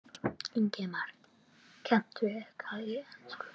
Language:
Icelandic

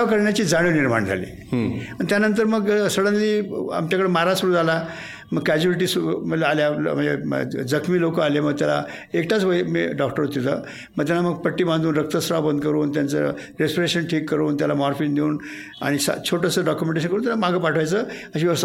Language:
Marathi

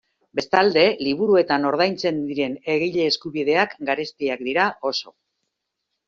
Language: Basque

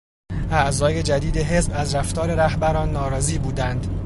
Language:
Persian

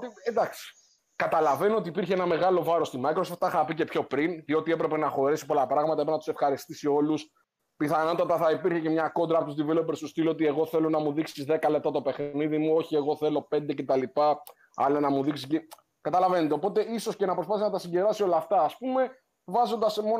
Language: Greek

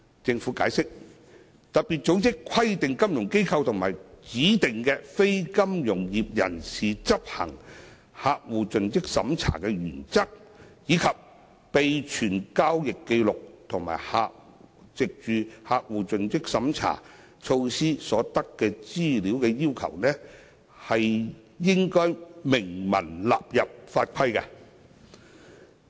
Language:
Cantonese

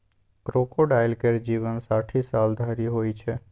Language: Maithili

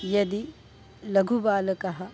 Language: Sanskrit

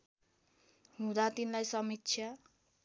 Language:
Nepali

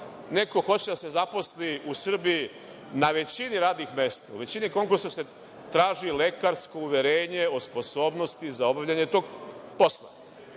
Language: Serbian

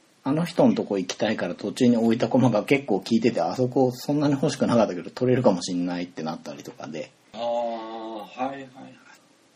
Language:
Japanese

